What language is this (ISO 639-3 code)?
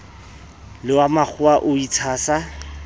sot